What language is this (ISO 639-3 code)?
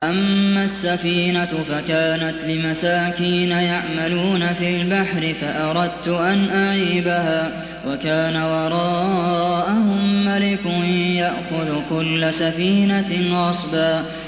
ara